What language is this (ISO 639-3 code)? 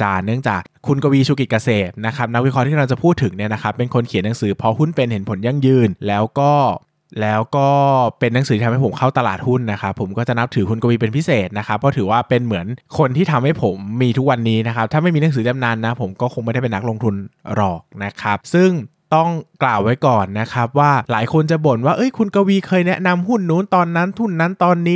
tha